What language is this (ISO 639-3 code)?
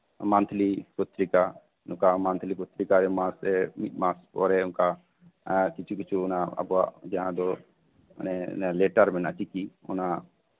sat